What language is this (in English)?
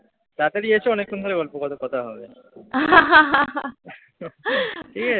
Bangla